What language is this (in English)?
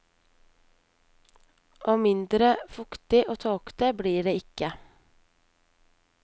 Norwegian